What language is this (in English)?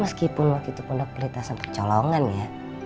Indonesian